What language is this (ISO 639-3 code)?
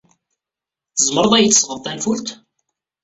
kab